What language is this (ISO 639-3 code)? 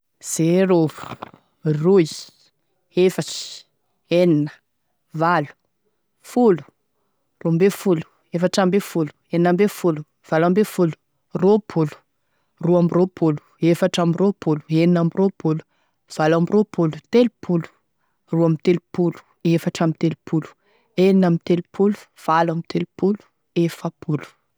tkg